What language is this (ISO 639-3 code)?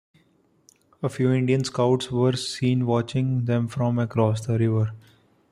eng